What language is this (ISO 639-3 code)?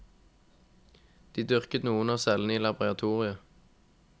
nor